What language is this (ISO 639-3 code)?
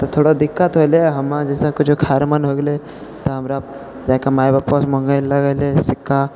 mai